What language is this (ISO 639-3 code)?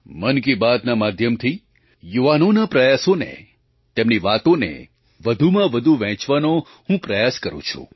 guj